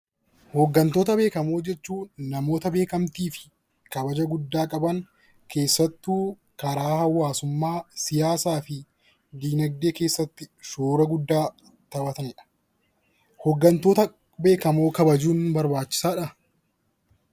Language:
Oromo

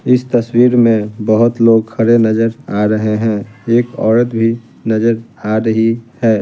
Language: Hindi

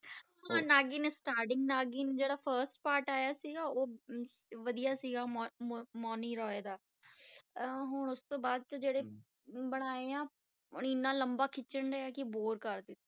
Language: Punjabi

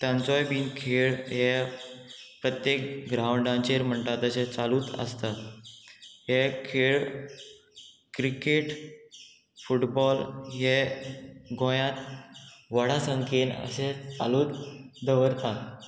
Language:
Konkani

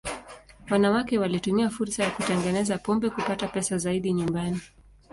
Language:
Swahili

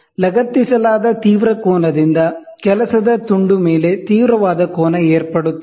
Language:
Kannada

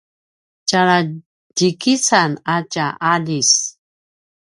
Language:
Paiwan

